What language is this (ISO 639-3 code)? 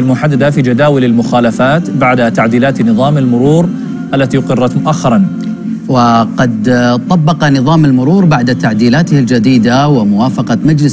ara